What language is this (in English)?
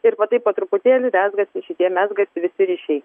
Lithuanian